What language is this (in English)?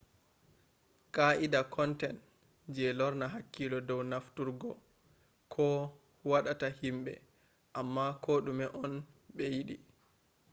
Fula